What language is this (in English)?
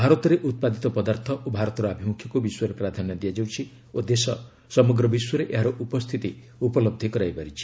Odia